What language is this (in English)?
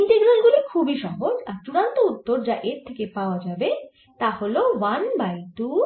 Bangla